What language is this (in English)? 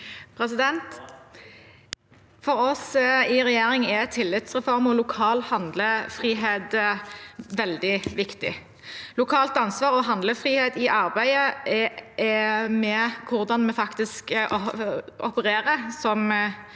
Norwegian